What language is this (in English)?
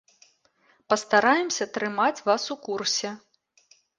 Belarusian